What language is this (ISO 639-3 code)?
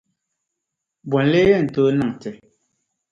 dag